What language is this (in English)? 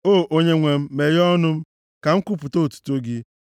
Igbo